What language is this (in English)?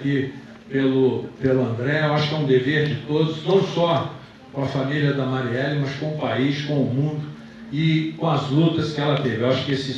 Portuguese